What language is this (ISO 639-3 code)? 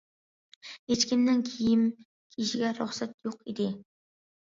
uig